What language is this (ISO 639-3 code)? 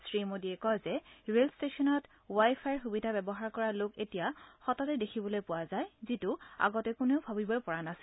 asm